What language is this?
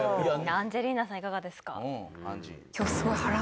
Japanese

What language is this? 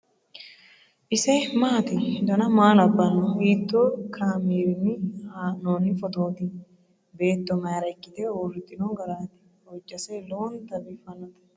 Sidamo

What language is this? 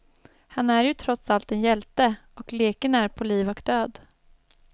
Swedish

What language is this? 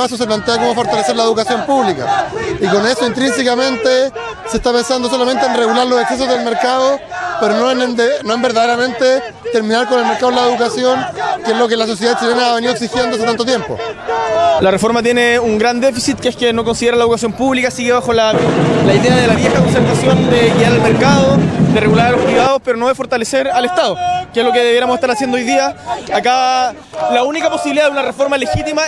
Spanish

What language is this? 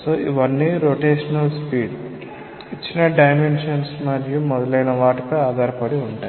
Telugu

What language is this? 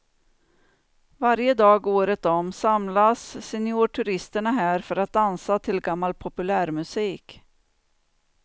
Swedish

